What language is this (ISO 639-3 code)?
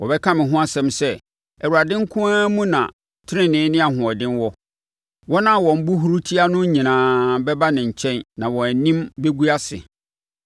aka